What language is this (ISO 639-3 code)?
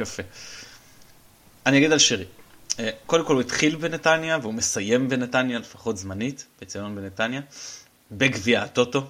heb